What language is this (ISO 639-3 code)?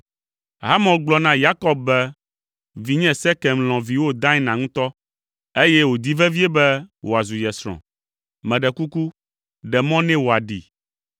ewe